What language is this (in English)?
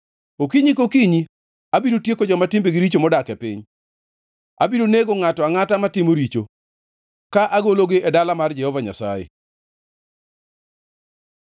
Luo (Kenya and Tanzania)